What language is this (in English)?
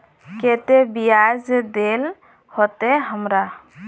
Magahi